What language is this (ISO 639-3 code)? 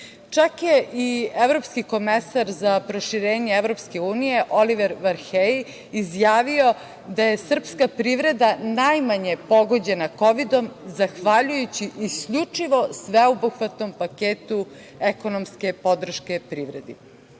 srp